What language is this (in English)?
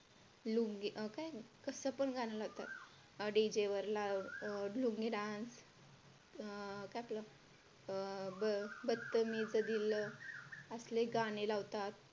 Marathi